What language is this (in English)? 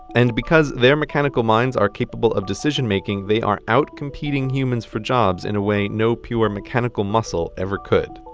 English